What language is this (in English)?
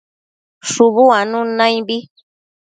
Matsés